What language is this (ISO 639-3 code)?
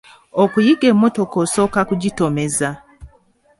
lug